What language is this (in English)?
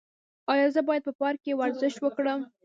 Pashto